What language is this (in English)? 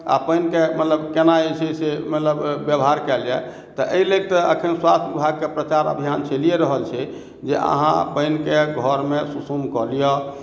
Maithili